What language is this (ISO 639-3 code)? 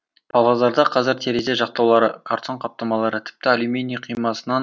kaz